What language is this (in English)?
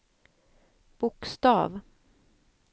Swedish